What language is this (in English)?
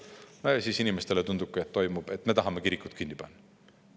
Estonian